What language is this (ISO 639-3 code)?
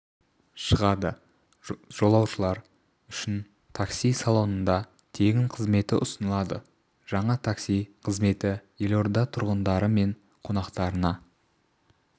kaz